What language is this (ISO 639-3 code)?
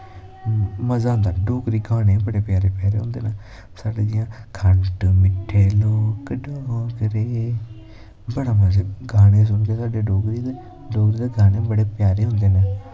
doi